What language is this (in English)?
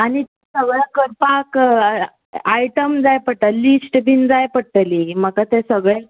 Konkani